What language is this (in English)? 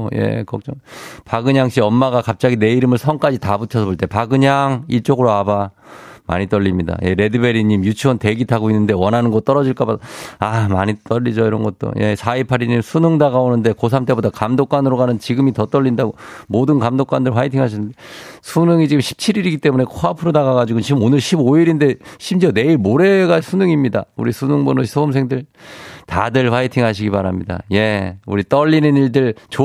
Korean